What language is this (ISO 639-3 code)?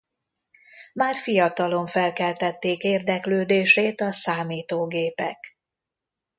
hun